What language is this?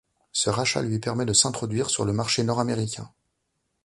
French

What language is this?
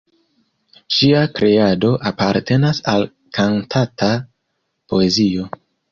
Esperanto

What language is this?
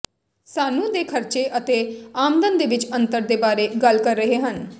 Punjabi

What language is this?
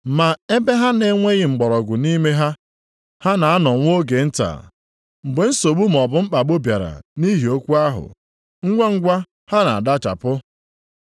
Igbo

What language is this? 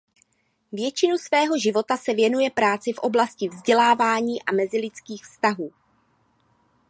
Czech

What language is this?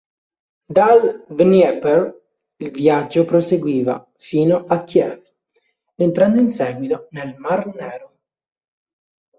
Italian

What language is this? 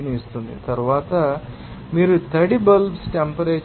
Telugu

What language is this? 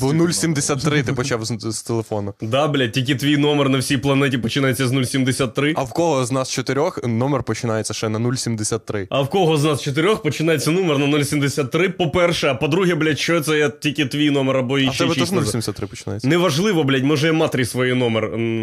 Ukrainian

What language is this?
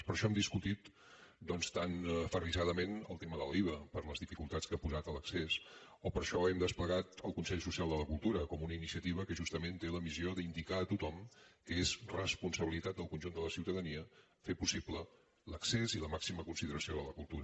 Catalan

